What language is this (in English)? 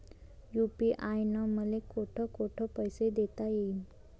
Marathi